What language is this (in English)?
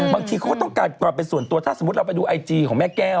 Thai